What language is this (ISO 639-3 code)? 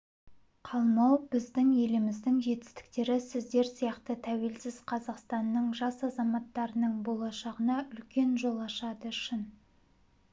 kaz